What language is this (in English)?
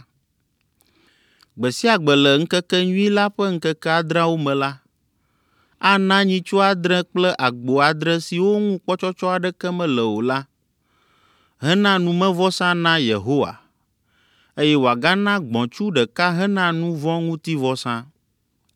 Ewe